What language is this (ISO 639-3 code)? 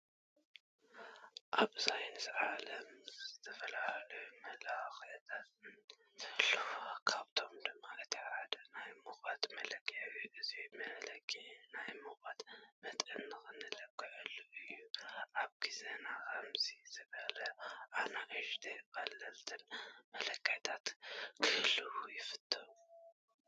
tir